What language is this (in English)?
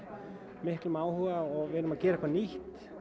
Icelandic